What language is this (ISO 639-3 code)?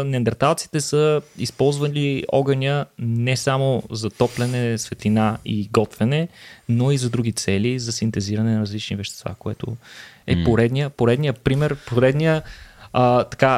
bul